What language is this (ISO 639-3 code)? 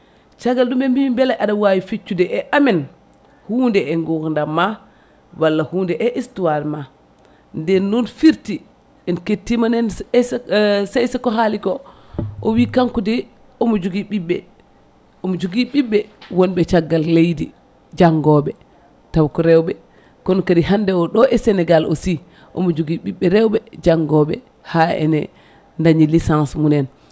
ful